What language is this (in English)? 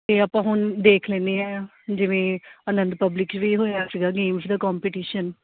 Punjabi